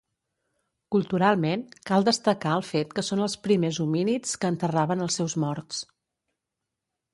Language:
Catalan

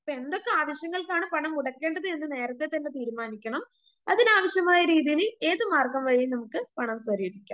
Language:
Malayalam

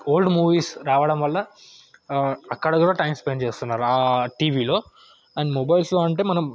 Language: Telugu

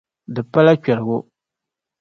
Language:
Dagbani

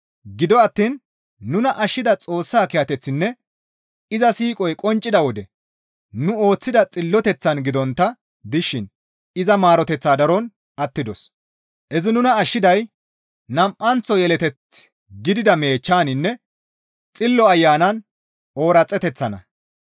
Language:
Gamo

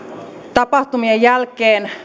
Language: Finnish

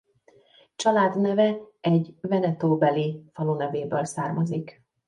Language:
Hungarian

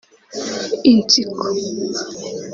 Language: Kinyarwanda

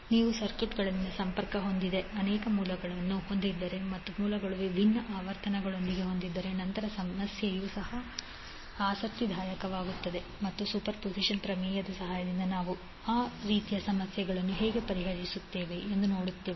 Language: Kannada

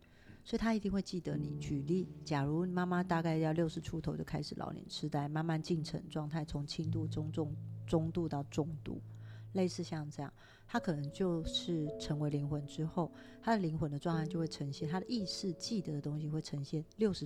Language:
Chinese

